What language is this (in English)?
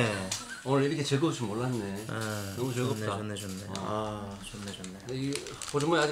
Korean